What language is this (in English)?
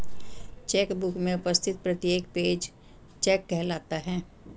Hindi